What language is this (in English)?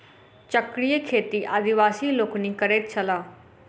Maithili